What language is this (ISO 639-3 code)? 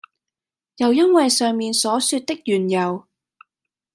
yue